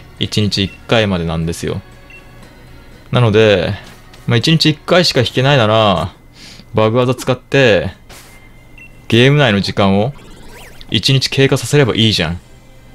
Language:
Japanese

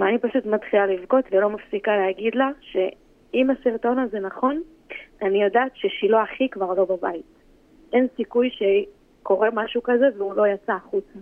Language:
Hebrew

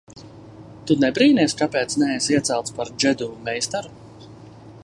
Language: Latvian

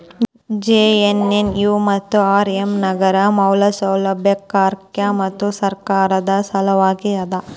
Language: Kannada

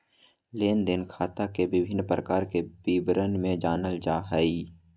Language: Magahi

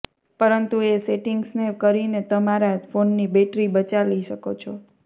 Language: Gujarati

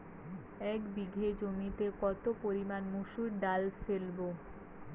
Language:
Bangla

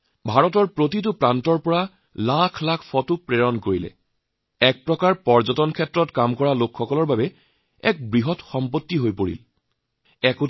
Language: Assamese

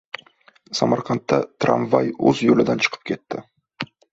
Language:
Uzbek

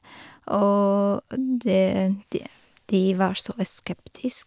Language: Norwegian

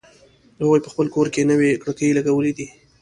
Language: Pashto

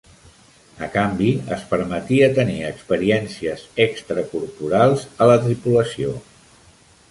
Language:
Catalan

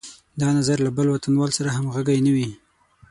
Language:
Pashto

